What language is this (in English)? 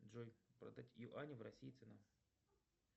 Russian